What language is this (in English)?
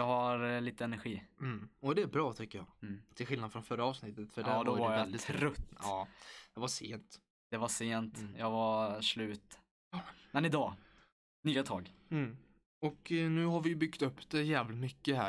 Swedish